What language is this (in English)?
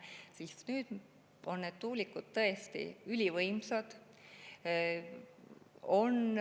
Estonian